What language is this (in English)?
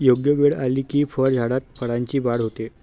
Marathi